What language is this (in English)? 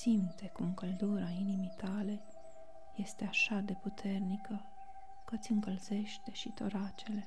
Romanian